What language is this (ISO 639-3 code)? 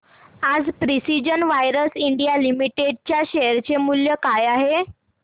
mar